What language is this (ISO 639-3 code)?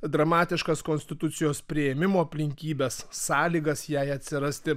lit